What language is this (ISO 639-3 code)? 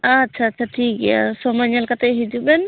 sat